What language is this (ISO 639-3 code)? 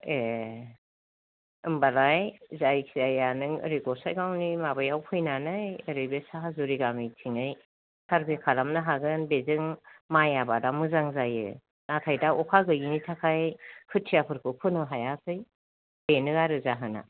brx